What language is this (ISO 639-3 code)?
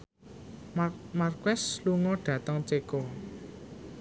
jav